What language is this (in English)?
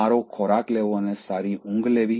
Gujarati